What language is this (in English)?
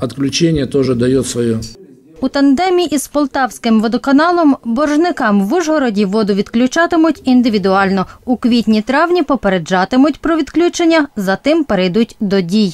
Ukrainian